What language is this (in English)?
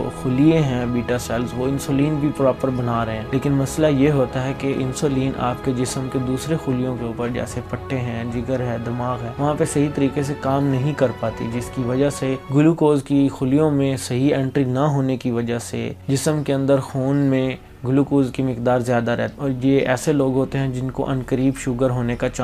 Urdu